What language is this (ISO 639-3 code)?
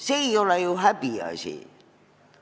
est